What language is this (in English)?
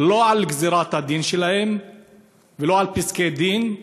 Hebrew